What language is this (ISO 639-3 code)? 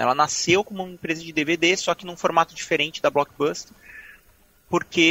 por